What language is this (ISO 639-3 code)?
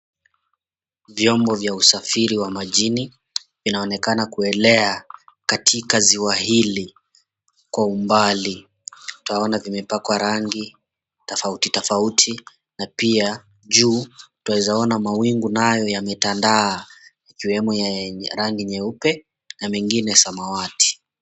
swa